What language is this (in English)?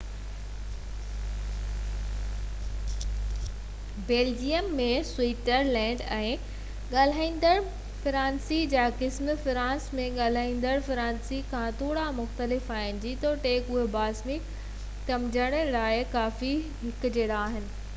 Sindhi